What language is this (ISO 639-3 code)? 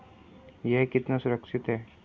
hin